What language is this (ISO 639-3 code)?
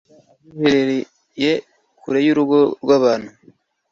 kin